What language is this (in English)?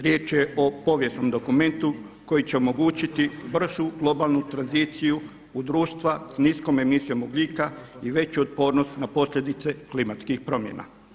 Croatian